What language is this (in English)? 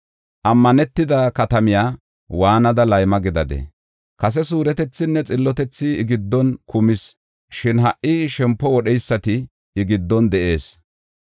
Gofa